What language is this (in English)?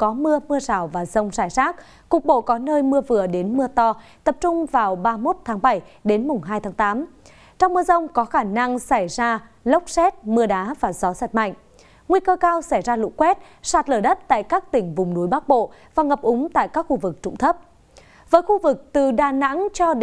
Vietnamese